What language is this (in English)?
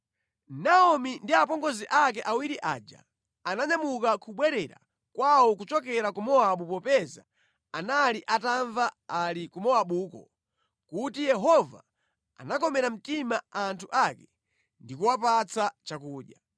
Nyanja